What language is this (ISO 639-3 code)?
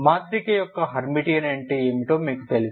tel